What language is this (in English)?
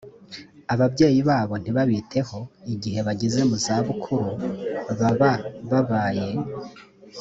Kinyarwanda